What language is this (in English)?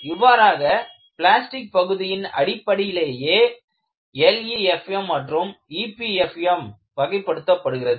Tamil